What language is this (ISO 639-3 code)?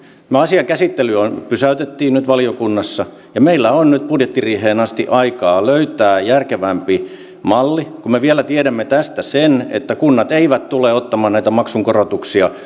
fin